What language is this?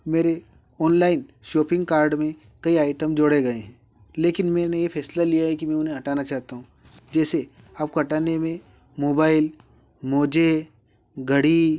Hindi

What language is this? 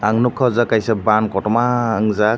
Kok Borok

